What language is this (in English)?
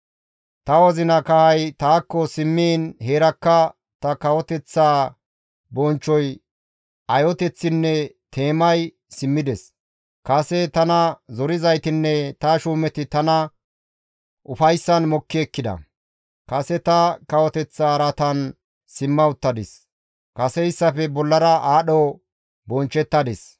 Gamo